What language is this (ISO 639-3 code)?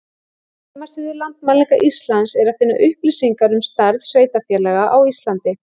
isl